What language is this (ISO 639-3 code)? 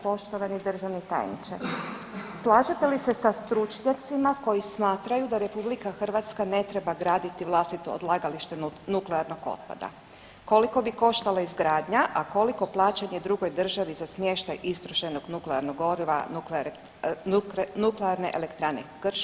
hrv